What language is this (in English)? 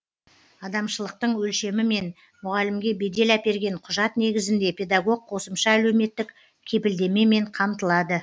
Kazakh